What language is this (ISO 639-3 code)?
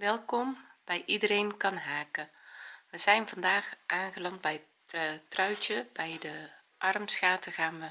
nld